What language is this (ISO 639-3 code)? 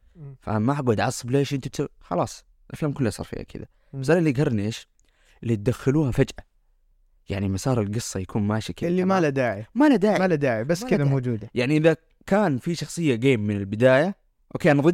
ara